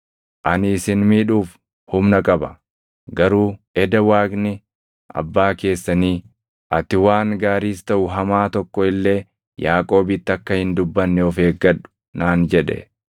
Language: Oromo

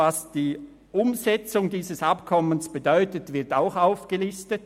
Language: Swiss German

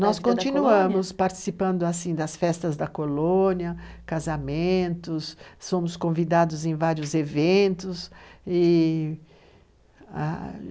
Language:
Portuguese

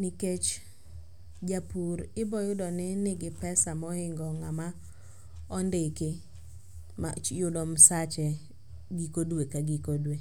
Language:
Luo (Kenya and Tanzania)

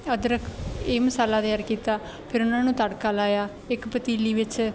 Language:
Punjabi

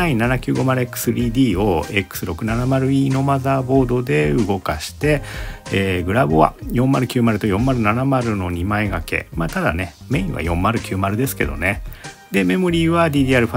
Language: Japanese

